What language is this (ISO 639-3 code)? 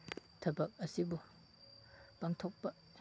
mni